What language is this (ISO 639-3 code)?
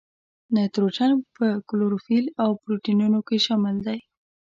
pus